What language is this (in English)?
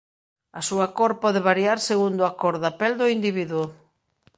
Galician